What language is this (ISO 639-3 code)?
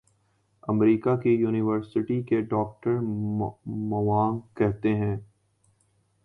urd